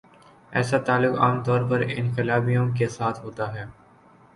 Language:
Urdu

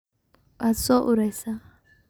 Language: Somali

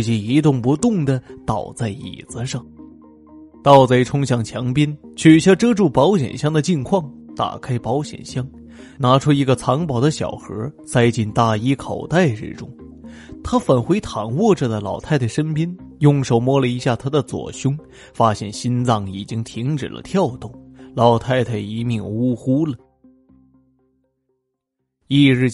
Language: Chinese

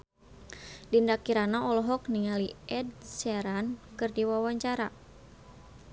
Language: Sundanese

